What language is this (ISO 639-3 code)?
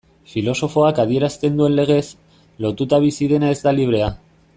eus